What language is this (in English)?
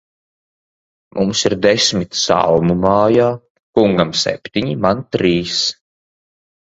Latvian